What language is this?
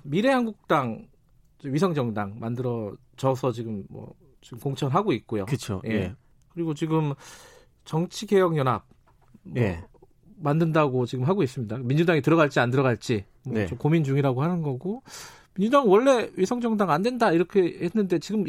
Korean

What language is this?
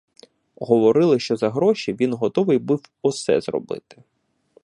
Ukrainian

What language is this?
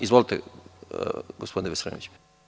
Serbian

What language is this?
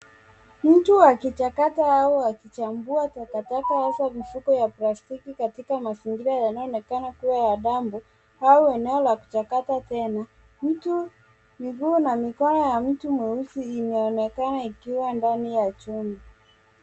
Swahili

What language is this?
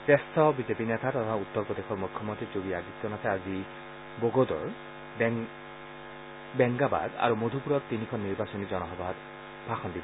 Assamese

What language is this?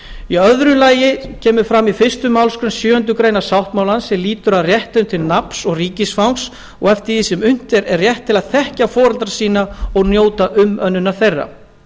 Icelandic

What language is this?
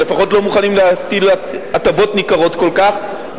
Hebrew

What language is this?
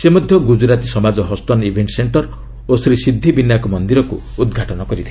Odia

